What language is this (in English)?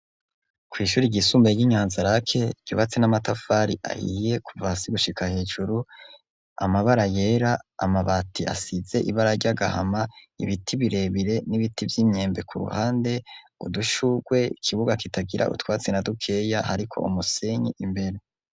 Rundi